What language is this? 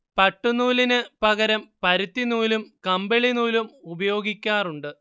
Malayalam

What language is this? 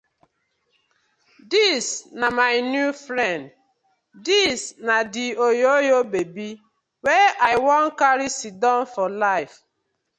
Nigerian Pidgin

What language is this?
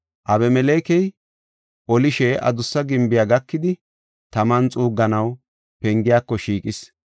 Gofa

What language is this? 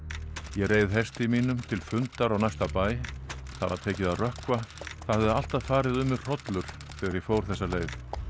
Icelandic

